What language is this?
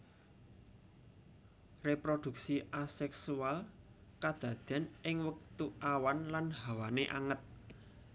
Javanese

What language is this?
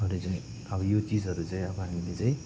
Nepali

